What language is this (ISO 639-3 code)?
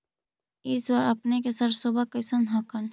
mag